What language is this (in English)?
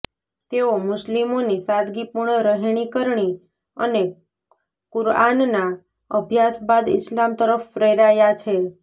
Gujarati